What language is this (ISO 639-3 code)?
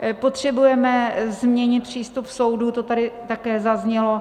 ces